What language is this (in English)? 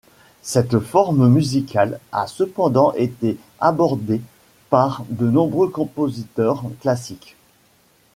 French